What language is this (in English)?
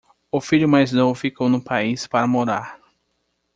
Portuguese